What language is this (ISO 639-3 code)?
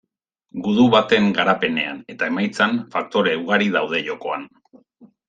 eus